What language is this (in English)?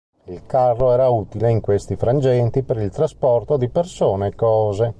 Italian